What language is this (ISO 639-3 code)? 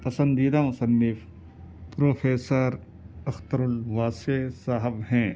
urd